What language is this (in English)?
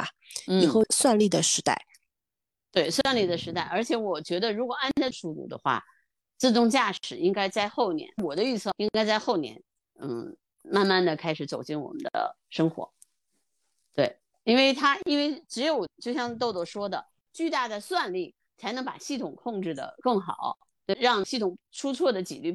Chinese